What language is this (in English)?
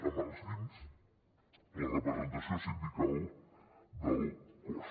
Catalan